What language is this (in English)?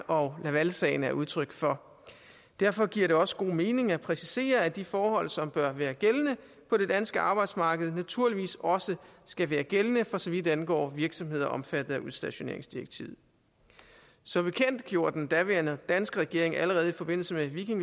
Danish